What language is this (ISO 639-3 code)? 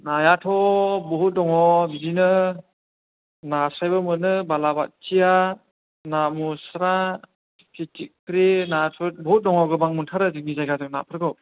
brx